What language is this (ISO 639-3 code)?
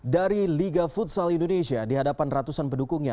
ind